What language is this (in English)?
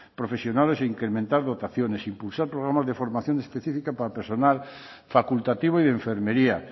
Spanish